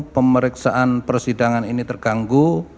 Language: Indonesian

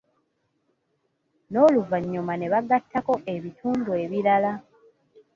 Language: Ganda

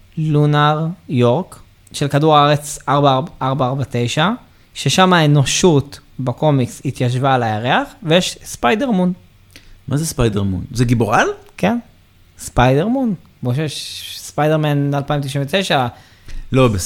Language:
Hebrew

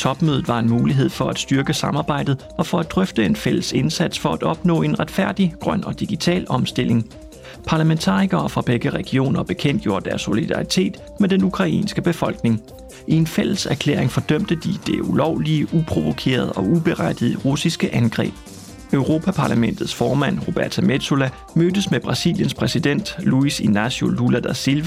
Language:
Danish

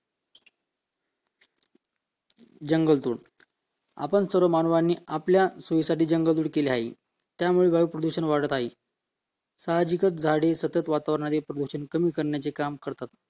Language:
Marathi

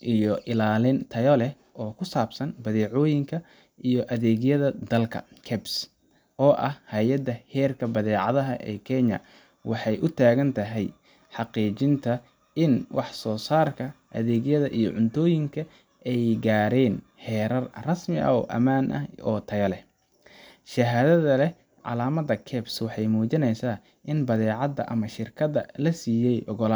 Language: Somali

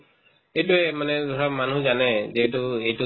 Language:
Assamese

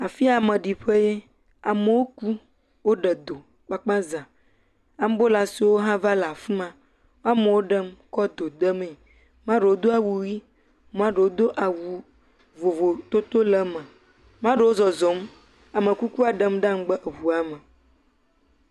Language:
Ewe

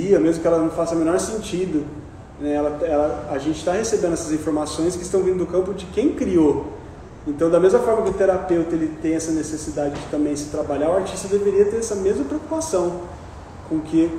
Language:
Portuguese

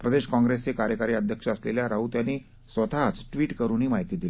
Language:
Marathi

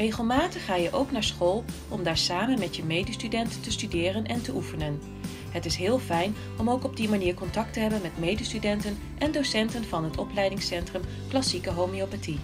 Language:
Dutch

